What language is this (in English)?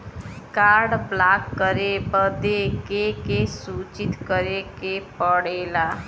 Bhojpuri